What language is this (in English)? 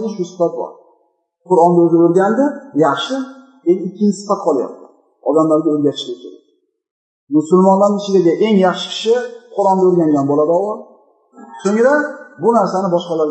Turkish